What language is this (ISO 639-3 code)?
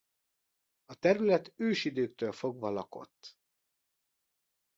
hun